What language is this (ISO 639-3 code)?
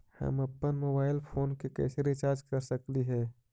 mag